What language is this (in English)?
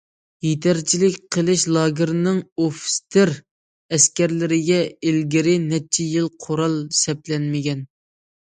Uyghur